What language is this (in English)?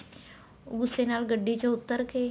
Punjabi